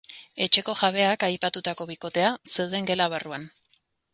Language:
Basque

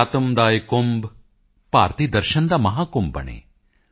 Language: Punjabi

